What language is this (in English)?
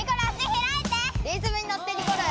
Japanese